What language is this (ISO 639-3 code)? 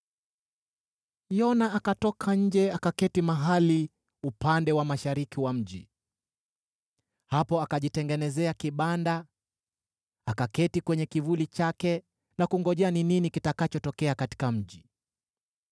swa